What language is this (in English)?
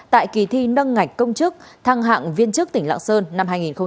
Vietnamese